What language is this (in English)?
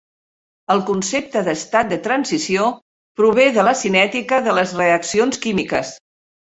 Catalan